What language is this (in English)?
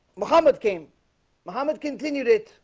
English